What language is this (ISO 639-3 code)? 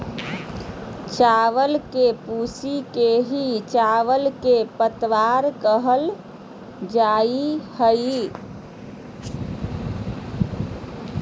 mag